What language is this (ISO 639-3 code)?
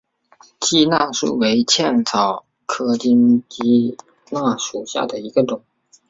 zho